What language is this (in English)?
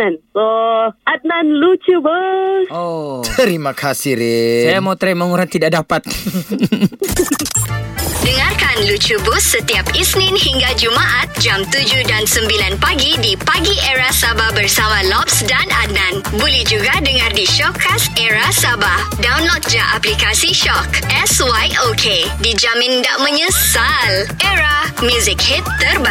Malay